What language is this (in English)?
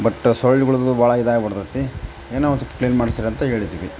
Kannada